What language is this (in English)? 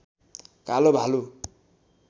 Nepali